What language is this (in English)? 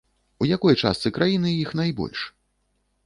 Belarusian